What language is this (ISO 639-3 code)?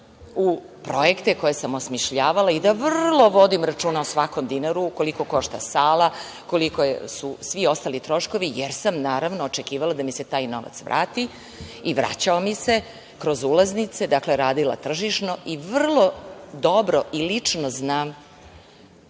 srp